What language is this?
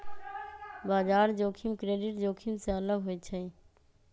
Magahi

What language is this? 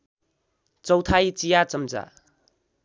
Nepali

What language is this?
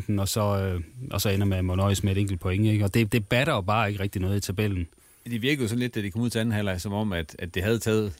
Danish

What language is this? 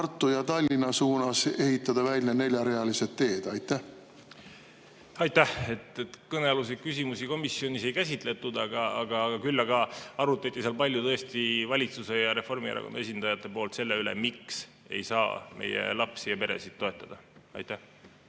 Estonian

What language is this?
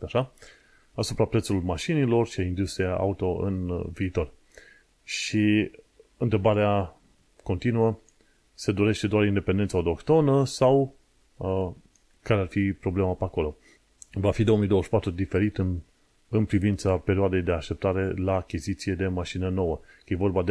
Romanian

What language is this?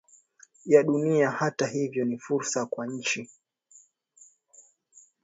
Swahili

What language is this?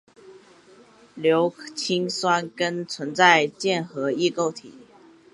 Chinese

